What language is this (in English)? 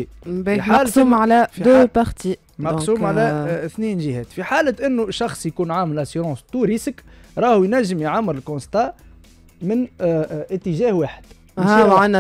Arabic